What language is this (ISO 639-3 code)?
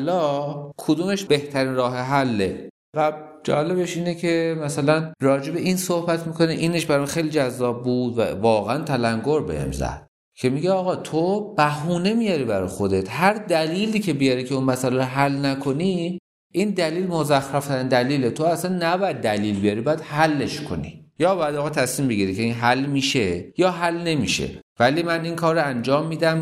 fas